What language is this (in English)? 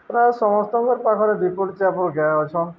Odia